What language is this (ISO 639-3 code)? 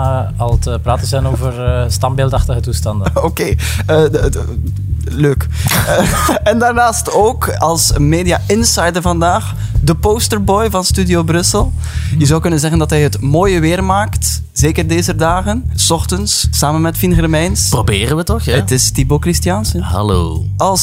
nld